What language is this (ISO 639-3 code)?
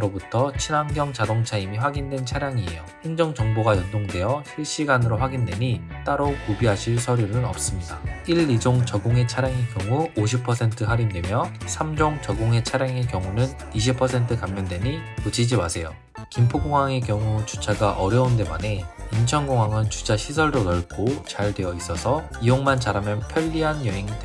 kor